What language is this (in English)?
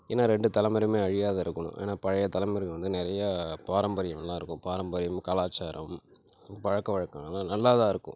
Tamil